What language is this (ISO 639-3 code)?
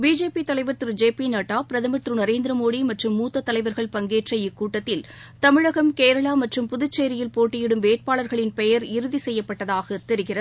tam